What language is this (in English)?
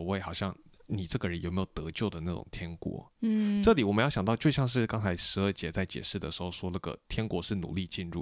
Chinese